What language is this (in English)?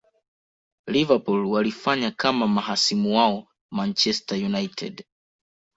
Swahili